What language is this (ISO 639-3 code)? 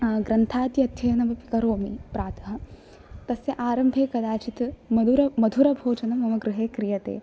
san